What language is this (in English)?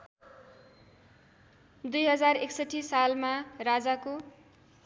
Nepali